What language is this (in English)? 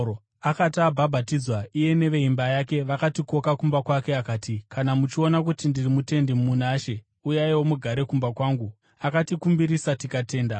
Shona